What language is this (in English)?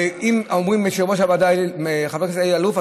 Hebrew